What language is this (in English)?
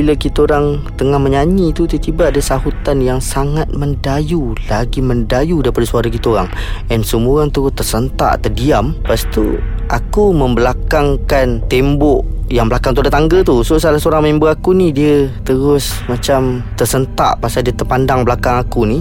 Malay